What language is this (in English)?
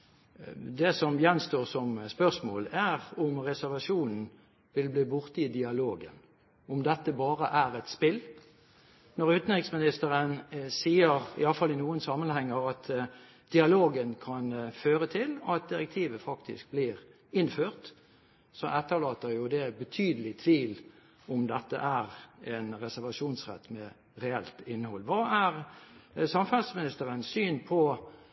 Norwegian Bokmål